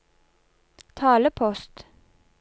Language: Norwegian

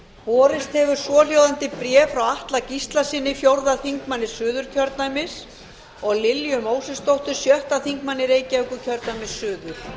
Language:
Icelandic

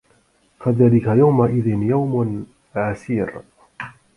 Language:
Arabic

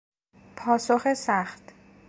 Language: Persian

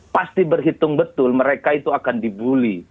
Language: Indonesian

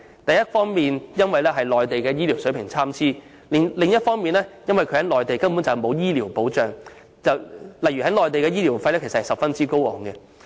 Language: Cantonese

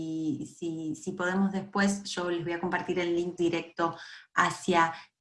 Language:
Spanish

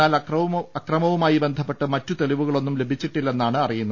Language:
Malayalam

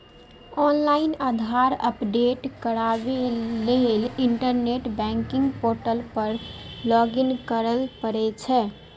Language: Maithili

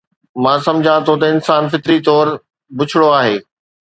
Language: Sindhi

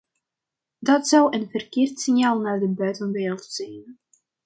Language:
Dutch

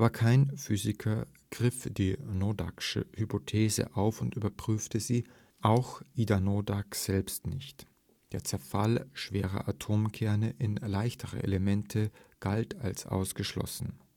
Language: German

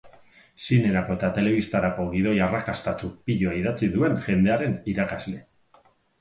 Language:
Basque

